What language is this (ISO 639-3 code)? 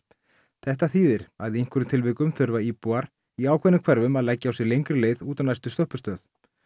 isl